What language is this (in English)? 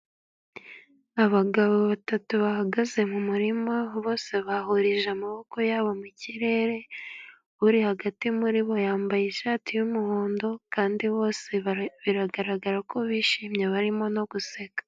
Kinyarwanda